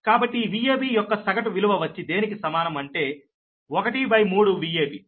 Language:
Telugu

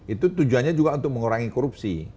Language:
Indonesian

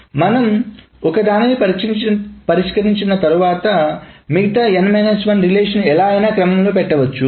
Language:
Telugu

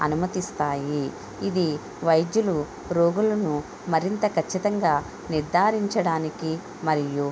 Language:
Telugu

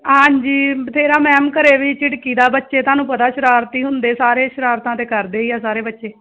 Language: Punjabi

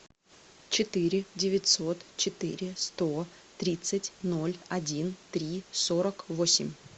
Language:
Russian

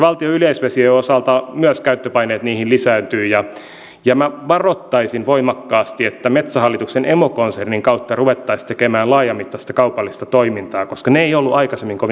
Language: Finnish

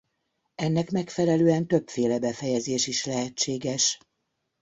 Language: Hungarian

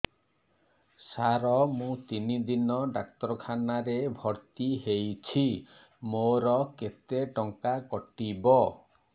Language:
Odia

